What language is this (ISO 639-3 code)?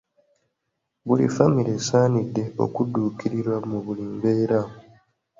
lug